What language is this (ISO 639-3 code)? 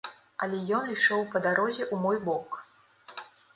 bel